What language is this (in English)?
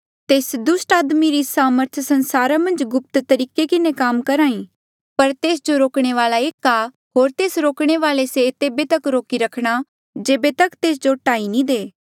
Mandeali